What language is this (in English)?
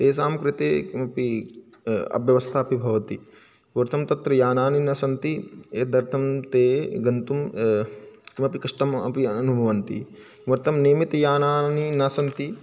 Sanskrit